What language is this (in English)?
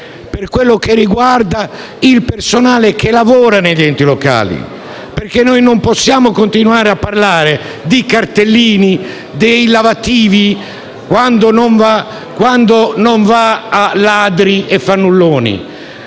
Italian